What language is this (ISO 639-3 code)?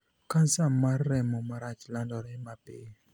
luo